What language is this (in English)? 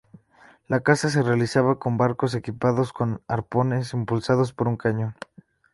Spanish